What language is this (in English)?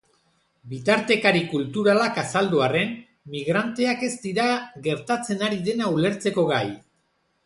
Basque